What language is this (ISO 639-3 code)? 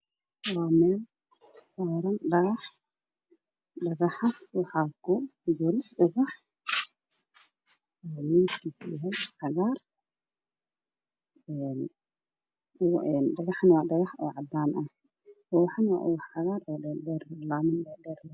som